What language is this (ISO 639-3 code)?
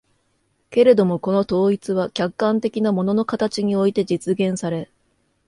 jpn